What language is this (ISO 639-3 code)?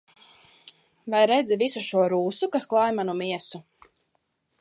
lav